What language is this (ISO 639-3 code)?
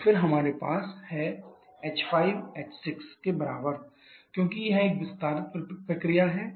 hin